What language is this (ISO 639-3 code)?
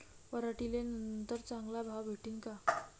mar